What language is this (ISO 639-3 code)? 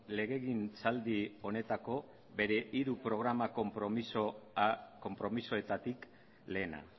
eus